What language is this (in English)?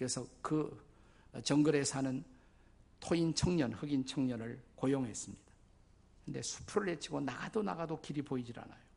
Korean